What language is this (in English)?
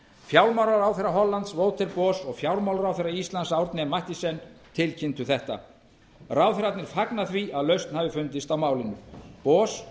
Icelandic